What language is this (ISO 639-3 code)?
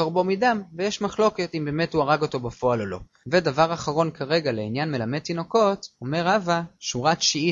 heb